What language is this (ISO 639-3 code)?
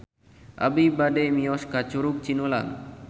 sun